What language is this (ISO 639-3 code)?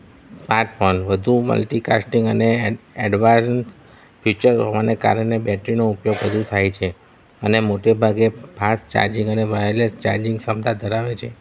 guj